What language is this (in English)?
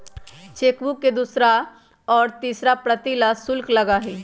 Magahi